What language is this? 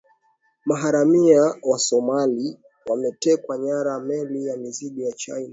Swahili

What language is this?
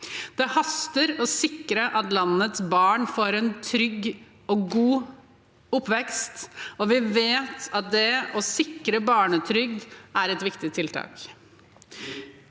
Norwegian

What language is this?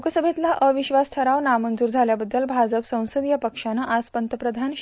Marathi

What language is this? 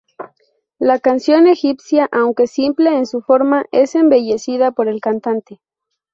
Spanish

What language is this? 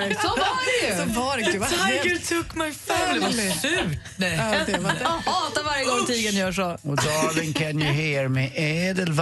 Swedish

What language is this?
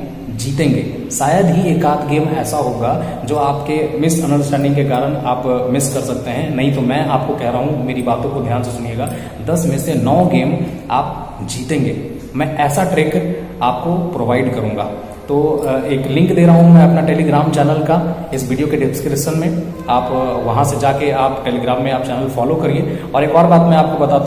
Hindi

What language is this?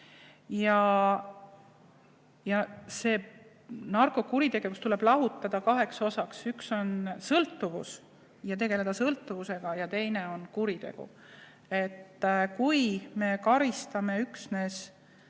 Estonian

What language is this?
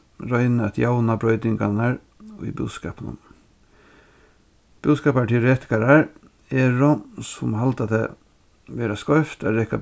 Faroese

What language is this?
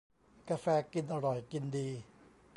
Thai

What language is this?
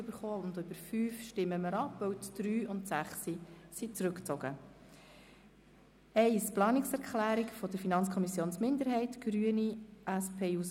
Swiss German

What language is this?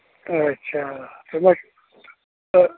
Kashmiri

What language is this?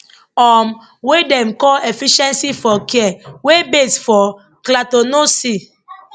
Nigerian Pidgin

